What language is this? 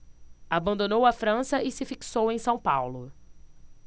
Portuguese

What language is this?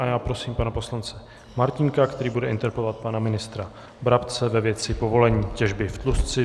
Czech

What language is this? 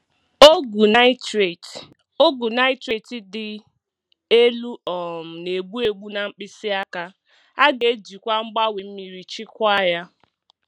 Igbo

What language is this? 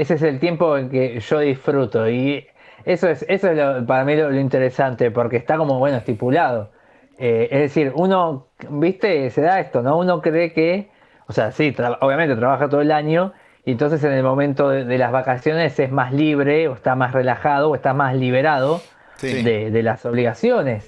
Spanish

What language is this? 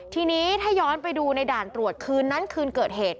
Thai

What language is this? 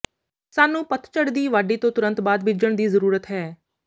Punjabi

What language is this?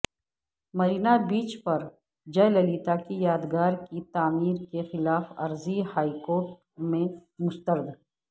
Urdu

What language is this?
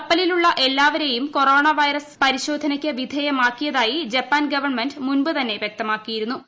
Malayalam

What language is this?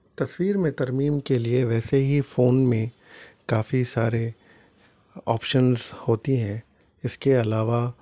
Urdu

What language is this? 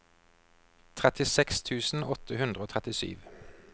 Norwegian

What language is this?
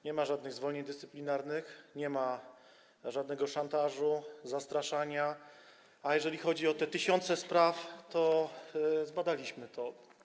Polish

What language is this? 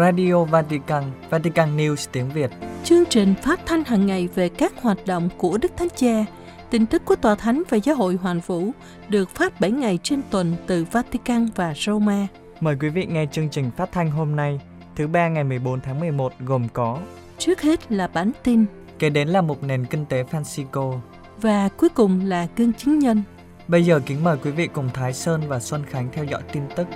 Vietnamese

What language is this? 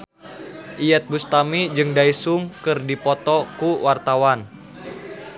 Sundanese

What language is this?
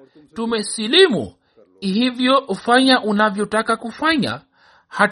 Swahili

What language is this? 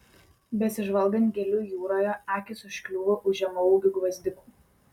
Lithuanian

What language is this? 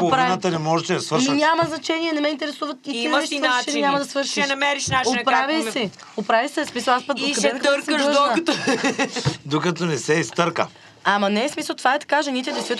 Bulgarian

